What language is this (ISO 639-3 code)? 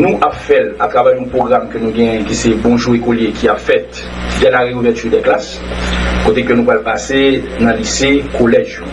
fra